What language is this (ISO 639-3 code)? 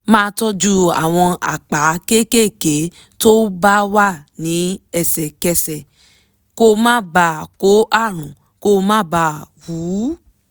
yor